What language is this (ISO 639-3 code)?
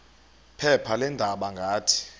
xho